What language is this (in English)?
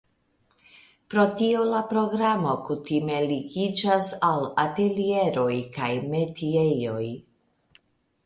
Esperanto